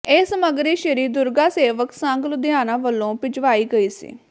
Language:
Punjabi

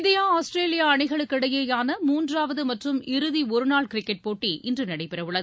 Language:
Tamil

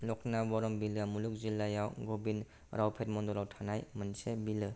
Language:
Bodo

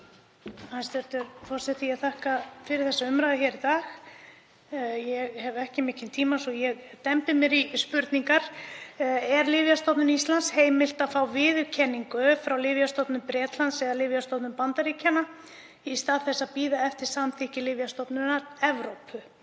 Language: Icelandic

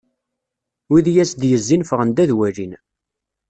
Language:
Kabyle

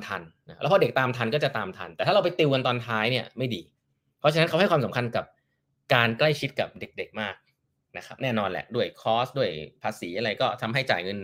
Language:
Thai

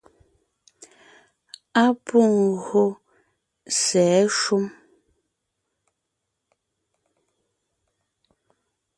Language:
Ngiemboon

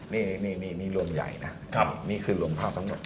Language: Thai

